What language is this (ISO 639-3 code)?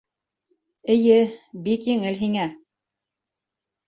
bak